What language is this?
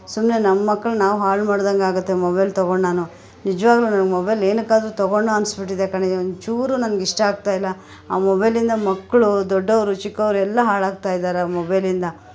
Kannada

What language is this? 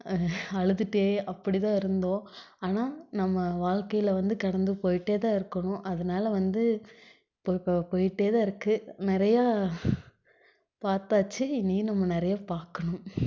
Tamil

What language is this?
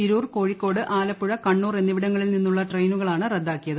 Malayalam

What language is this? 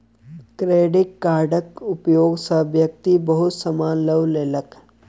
Maithili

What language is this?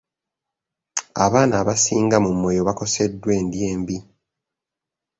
Ganda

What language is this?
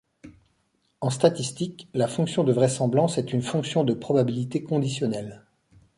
French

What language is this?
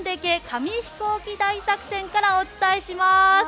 Japanese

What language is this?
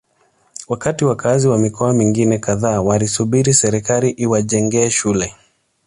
Swahili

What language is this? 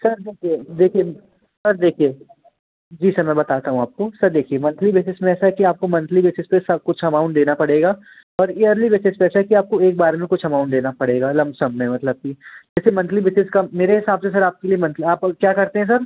Hindi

